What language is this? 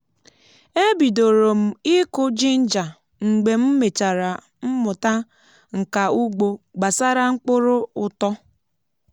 Igbo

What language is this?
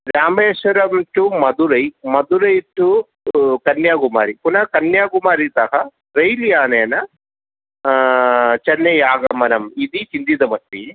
Sanskrit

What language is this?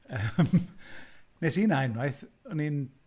Welsh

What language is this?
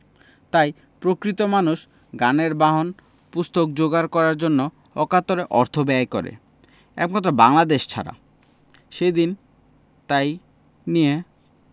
Bangla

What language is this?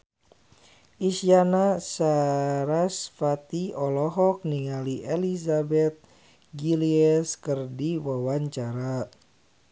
Sundanese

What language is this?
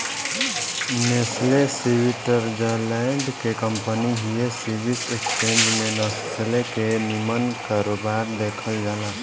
Bhojpuri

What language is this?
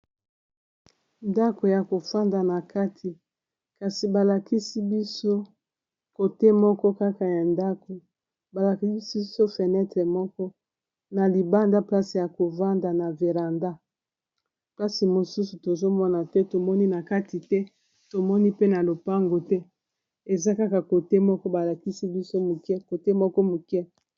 Lingala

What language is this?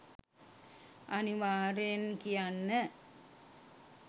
Sinhala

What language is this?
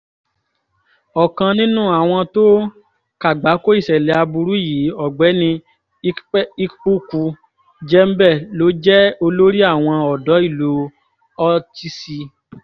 Yoruba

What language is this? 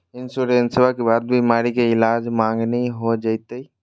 Magahi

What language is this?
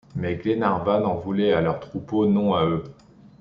French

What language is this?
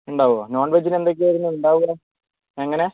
Malayalam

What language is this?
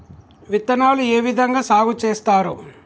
Telugu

